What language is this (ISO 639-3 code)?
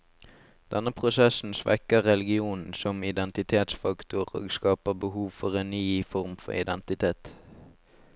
nor